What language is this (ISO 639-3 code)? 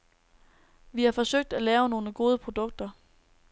dan